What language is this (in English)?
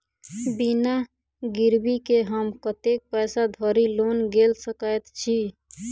Maithili